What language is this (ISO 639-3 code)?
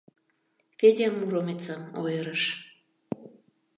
chm